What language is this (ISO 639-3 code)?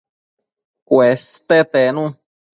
mcf